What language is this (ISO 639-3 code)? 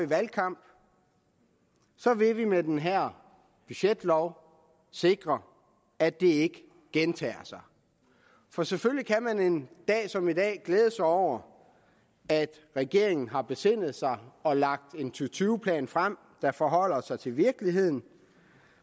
dan